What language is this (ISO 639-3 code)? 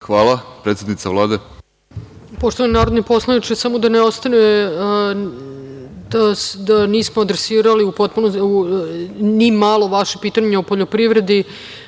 srp